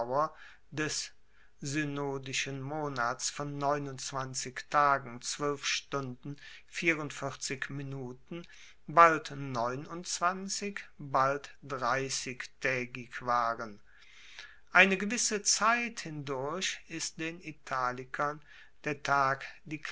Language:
German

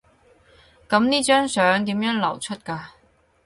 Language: Cantonese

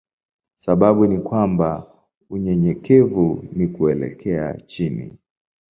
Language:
Swahili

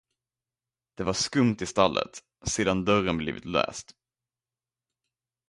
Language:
Swedish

